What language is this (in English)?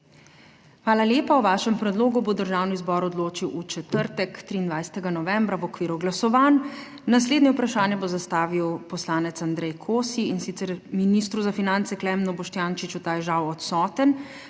Slovenian